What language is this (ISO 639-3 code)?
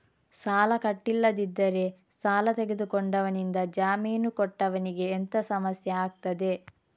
kan